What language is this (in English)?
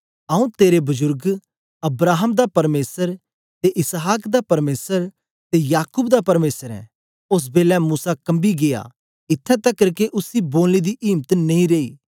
Dogri